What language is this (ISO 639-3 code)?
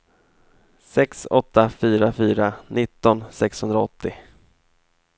swe